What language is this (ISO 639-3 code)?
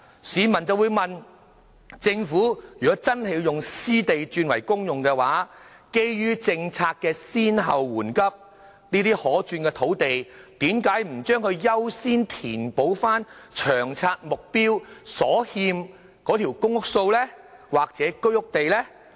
yue